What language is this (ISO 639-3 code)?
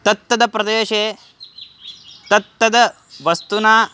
san